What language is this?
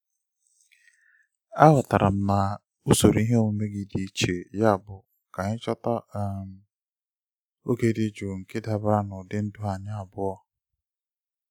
Igbo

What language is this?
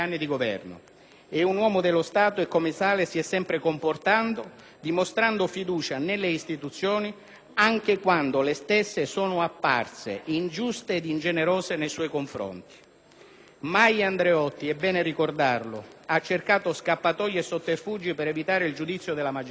Italian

